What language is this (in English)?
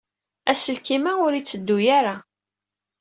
Kabyle